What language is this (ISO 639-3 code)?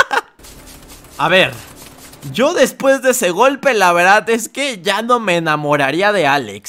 spa